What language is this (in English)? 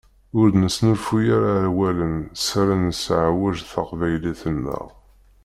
Kabyle